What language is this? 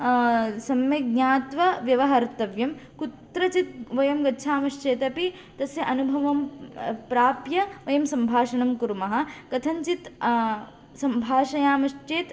Sanskrit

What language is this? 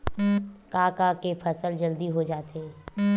Chhattisgarhi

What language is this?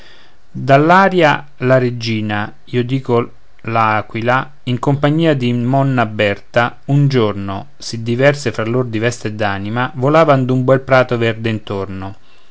Italian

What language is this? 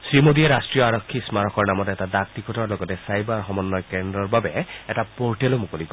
Assamese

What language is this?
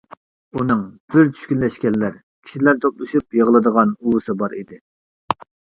Uyghur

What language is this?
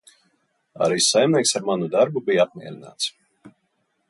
Latvian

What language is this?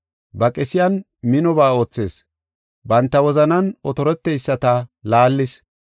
Gofa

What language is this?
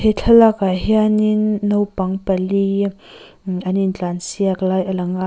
Mizo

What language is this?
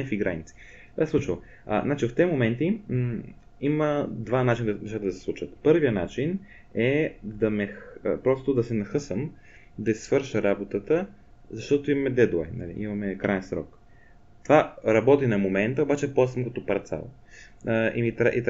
Bulgarian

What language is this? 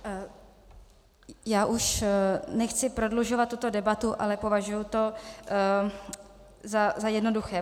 Czech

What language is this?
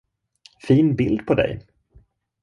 Swedish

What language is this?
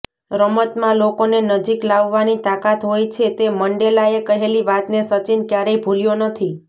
Gujarati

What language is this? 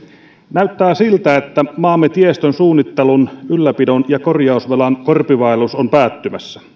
Finnish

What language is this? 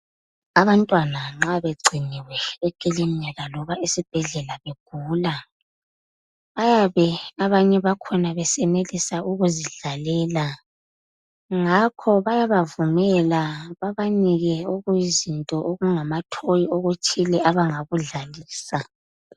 North Ndebele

